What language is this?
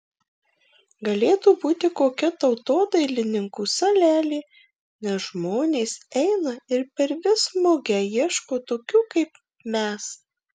Lithuanian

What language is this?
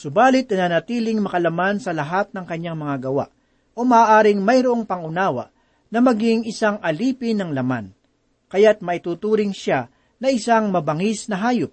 Filipino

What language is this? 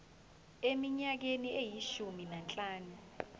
Zulu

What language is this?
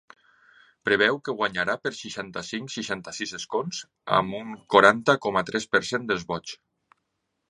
Catalan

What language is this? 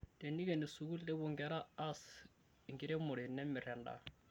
Masai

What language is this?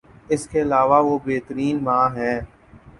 Urdu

